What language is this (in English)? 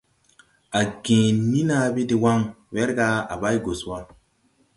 Tupuri